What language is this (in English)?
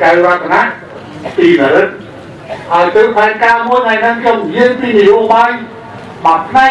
Thai